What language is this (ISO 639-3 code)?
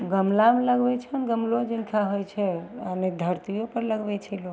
mai